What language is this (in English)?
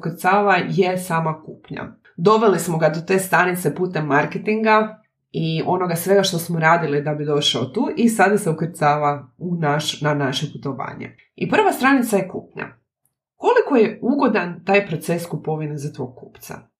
Croatian